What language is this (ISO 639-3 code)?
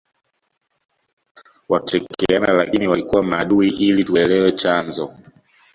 swa